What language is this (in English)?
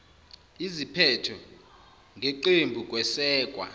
Zulu